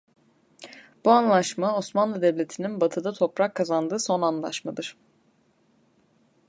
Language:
Turkish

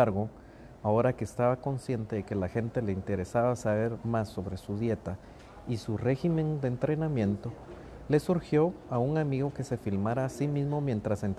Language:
Spanish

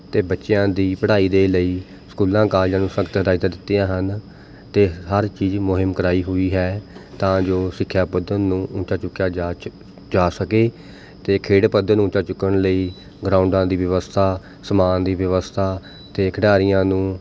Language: Punjabi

